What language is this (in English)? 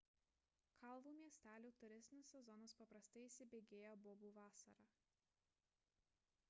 Lithuanian